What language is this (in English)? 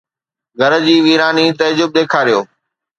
Sindhi